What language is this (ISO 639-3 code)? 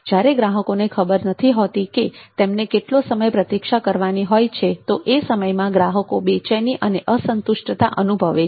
guj